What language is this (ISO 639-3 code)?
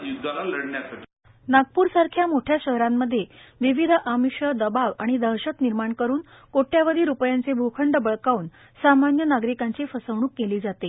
mar